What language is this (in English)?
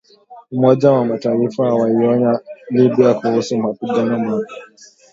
Swahili